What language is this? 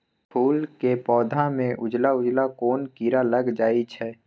Magahi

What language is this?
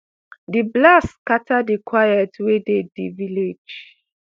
Nigerian Pidgin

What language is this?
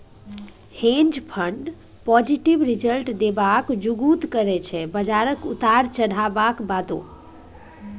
Maithili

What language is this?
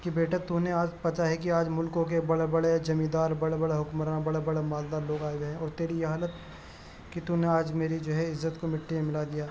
Urdu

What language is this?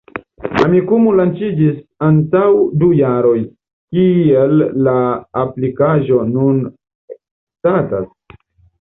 Esperanto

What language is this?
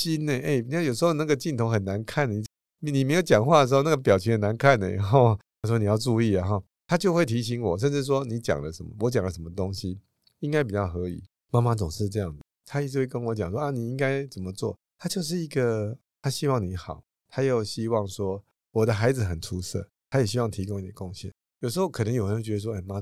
Chinese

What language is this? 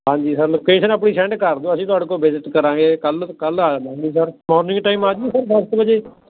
Punjabi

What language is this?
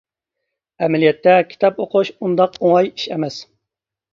Uyghur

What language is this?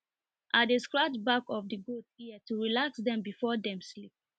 Nigerian Pidgin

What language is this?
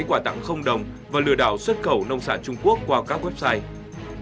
Vietnamese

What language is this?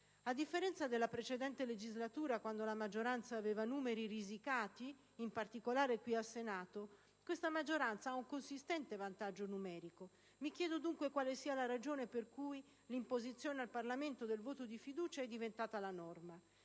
Italian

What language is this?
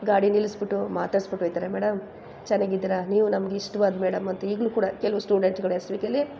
Kannada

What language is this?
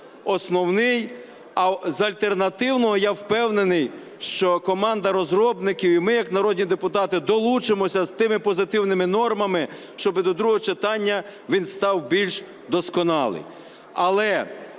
Ukrainian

